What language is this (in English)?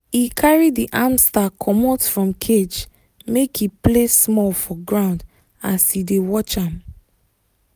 Nigerian Pidgin